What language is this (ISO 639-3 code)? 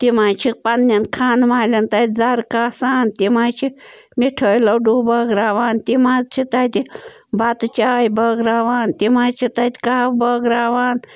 kas